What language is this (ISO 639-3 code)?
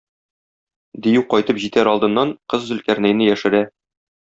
tat